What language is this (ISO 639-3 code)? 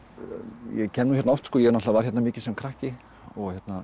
isl